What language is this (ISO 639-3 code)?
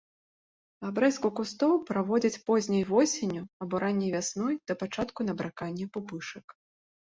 bel